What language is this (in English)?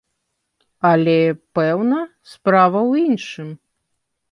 Belarusian